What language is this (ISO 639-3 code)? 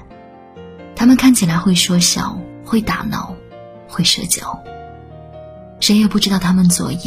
zho